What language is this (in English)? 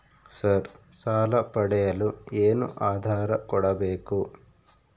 Kannada